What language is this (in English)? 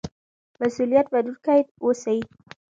Pashto